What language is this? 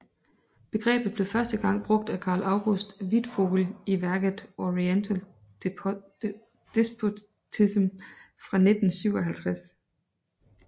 Danish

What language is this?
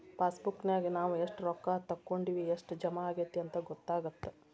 Kannada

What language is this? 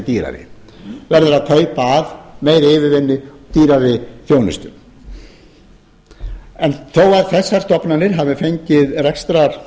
Icelandic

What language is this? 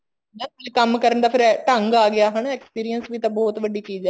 Punjabi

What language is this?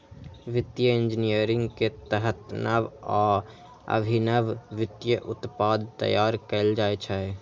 Maithili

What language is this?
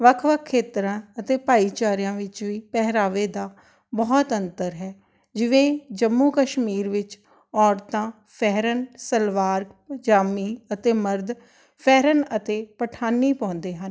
Punjabi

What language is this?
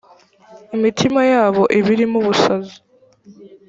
Kinyarwanda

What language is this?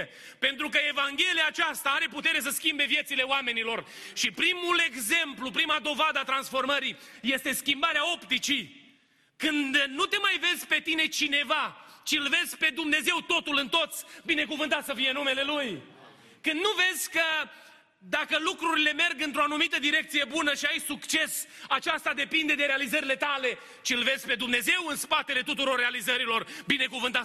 Romanian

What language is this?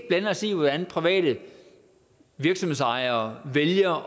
Danish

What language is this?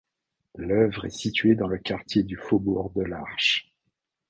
French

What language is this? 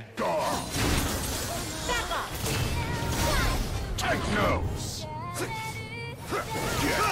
Portuguese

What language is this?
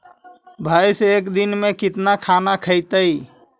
Magahi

